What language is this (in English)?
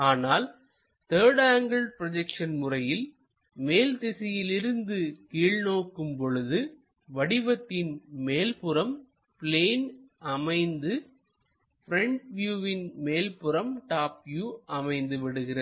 Tamil